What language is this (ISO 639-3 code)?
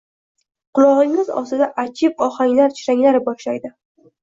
uzb